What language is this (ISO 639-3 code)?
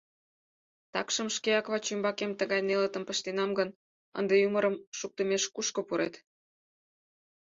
chm